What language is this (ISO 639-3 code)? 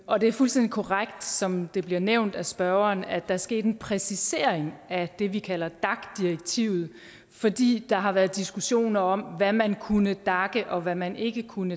dan